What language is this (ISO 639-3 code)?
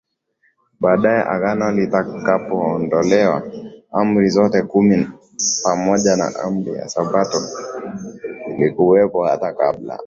swa